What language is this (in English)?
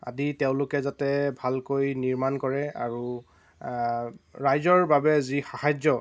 Assamese